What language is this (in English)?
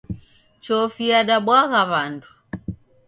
Taita